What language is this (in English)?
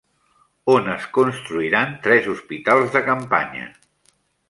Catalan